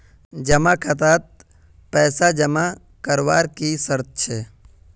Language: Magahi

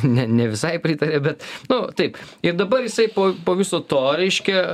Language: Lithuanian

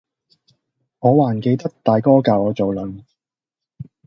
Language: Cantonese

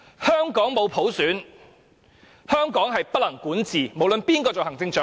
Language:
Cantonese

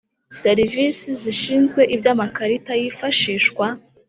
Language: Kinyarwanda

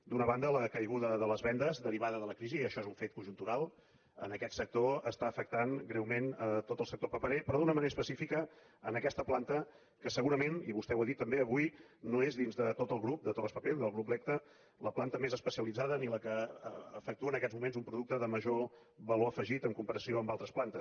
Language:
Catalan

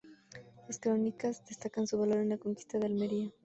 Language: Spanish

